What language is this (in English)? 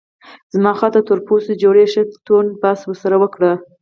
Pashto